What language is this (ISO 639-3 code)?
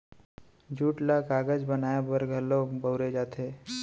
hne